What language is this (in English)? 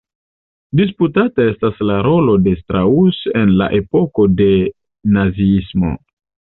Esperanto